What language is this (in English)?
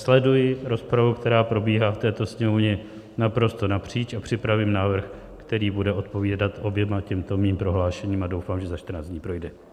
Czech